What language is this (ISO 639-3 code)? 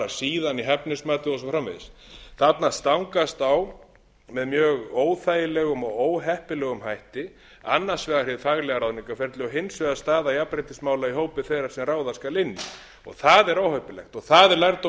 isl